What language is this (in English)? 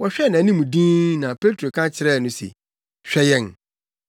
Akan